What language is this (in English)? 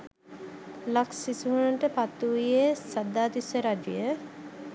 Sinhala